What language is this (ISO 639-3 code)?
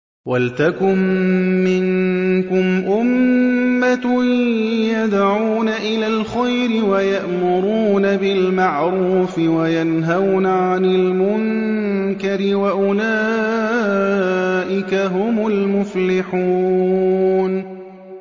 ara